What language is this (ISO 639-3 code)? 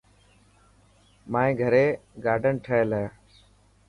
mki